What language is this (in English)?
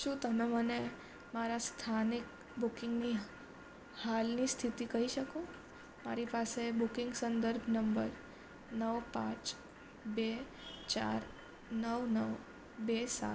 Gujarati